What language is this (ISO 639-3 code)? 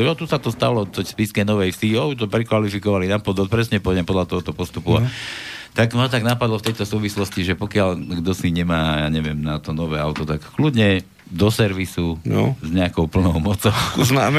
slk